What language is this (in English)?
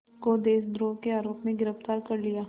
Hindi